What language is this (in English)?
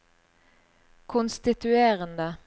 Norwegian